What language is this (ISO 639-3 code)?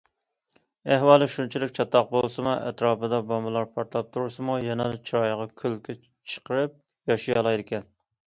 uig